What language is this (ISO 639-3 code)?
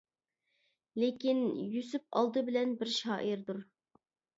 uig